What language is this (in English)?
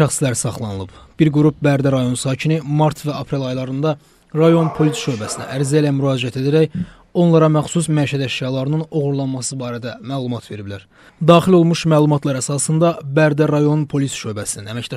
Turkish